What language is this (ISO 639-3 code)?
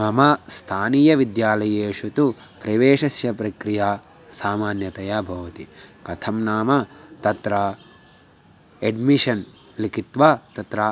san